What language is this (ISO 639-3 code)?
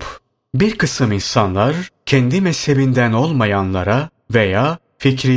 tur